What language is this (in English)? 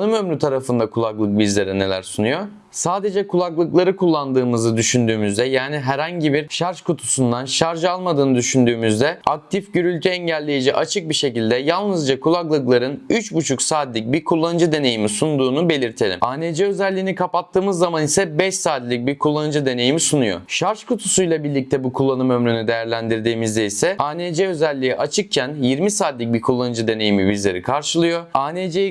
Turkish